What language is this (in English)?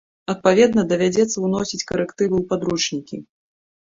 Belarusian